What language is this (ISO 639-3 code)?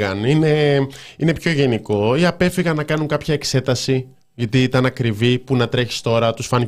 ell